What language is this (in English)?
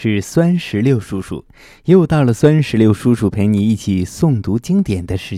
Chinese